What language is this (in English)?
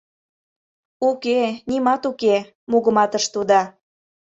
Mari